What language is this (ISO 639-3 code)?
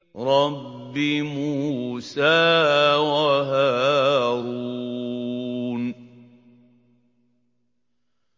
ara